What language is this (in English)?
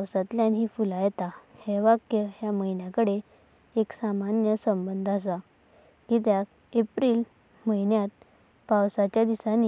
Konkani